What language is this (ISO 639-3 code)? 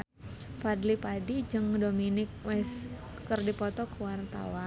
sun